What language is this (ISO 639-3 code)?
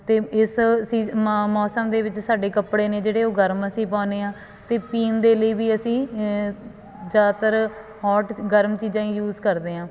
pan